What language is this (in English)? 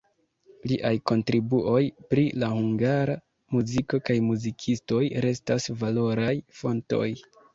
Esperanto